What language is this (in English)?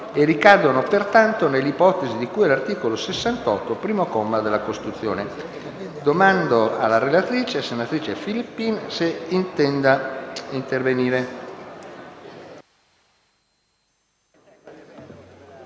Italian